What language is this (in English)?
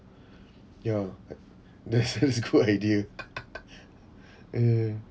English